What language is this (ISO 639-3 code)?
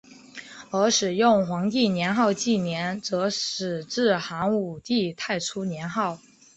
zho